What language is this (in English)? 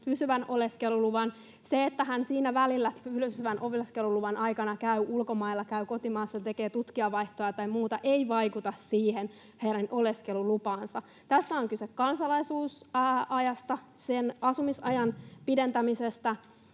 Finnish